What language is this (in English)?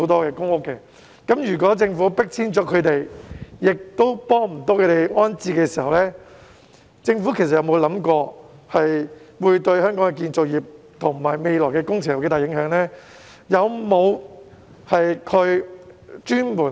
Cantonese